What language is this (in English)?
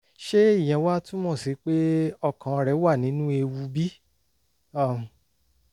Yoruba